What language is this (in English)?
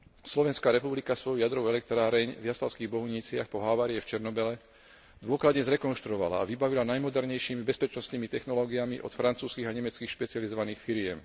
Slovak